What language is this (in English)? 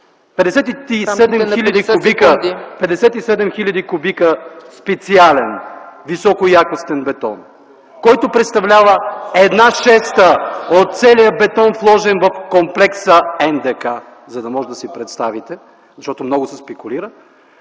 Bulgarian